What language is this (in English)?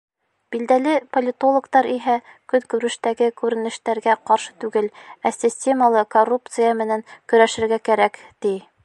Bashkir